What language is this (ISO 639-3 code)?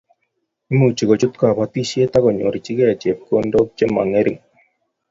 kln